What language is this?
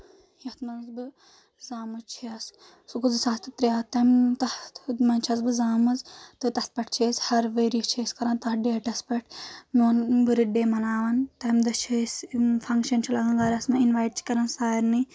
Kashmiri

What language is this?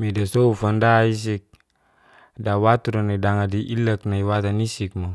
Geser-Gorom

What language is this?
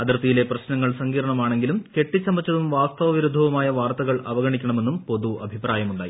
Malayalam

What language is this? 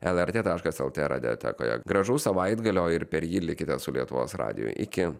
Lithuanian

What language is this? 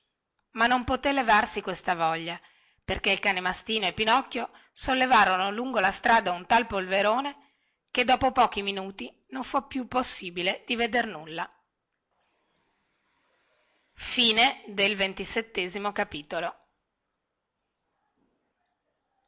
Italian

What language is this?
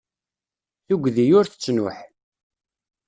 Kabyle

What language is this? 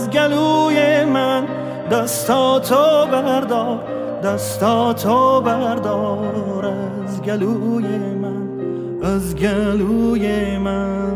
Persian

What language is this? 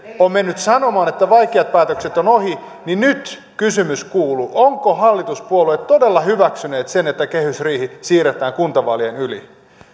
Finnish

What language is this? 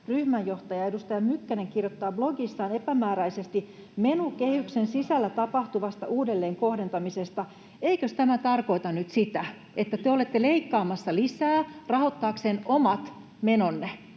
Finnish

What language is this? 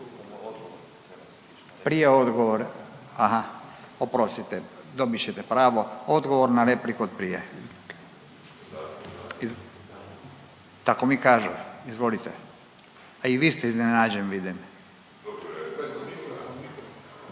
Croatian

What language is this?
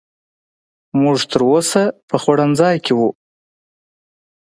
Pashto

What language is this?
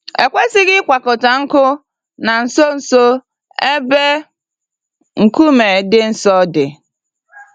Igbo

